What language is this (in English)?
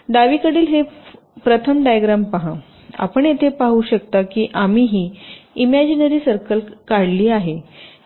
Marathi